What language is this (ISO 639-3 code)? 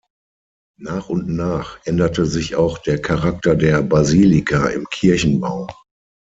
deu